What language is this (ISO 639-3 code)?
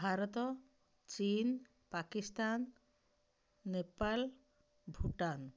ori